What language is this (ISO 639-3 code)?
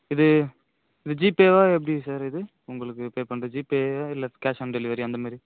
tam